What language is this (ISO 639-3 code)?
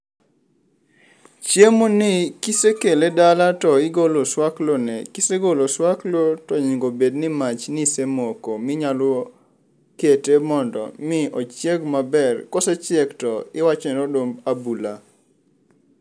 luo